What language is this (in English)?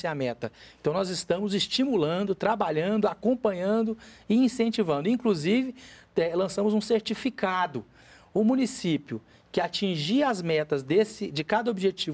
Portuguese